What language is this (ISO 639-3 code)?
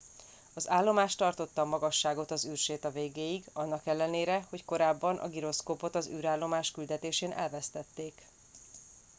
hun